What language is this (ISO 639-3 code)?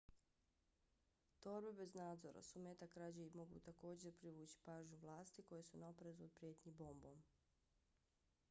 bos